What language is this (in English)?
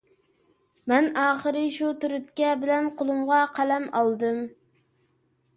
Uyghur